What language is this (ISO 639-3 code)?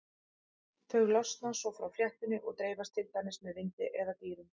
isl